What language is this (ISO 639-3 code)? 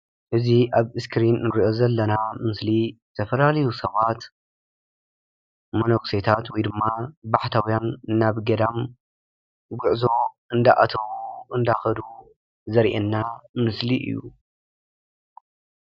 tir